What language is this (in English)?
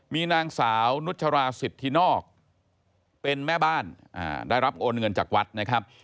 Thai